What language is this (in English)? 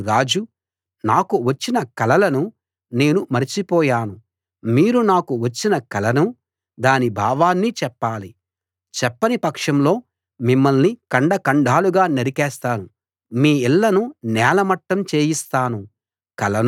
Telugu